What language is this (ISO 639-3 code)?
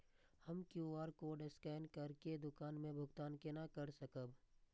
mai